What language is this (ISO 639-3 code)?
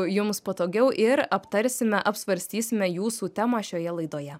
lit